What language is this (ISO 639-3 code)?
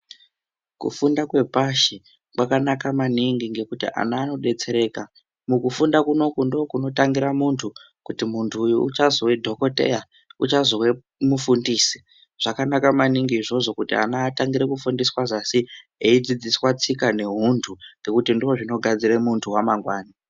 ndc